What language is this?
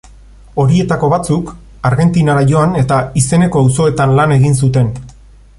Basque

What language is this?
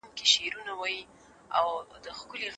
Pashto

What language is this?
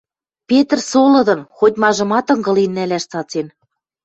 Western Mari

